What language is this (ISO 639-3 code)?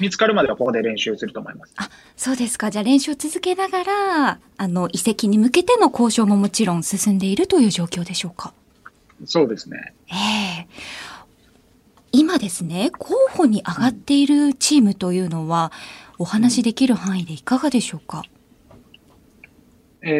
jpn